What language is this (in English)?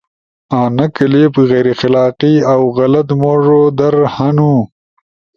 Ushojo